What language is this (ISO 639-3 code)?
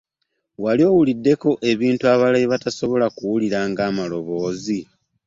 lug